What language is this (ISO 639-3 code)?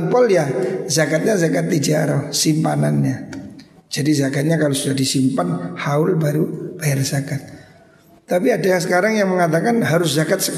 ind